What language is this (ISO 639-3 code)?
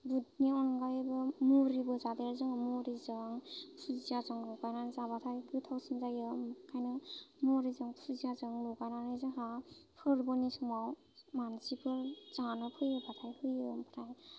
brx